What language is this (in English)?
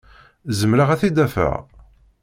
Kabyle